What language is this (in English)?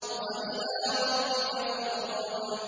Arabic